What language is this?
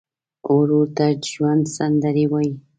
Pashto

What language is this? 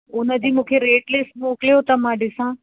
Sindhi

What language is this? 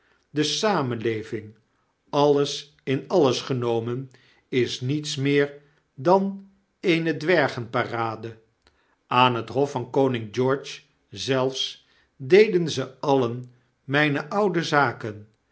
Dutch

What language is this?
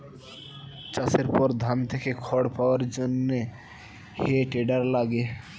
Bangla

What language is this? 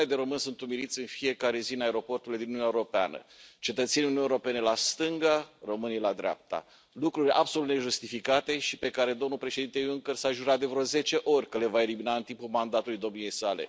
Romanian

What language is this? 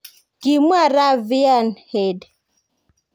Kalenjin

